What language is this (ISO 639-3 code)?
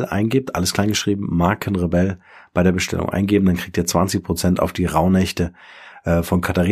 deu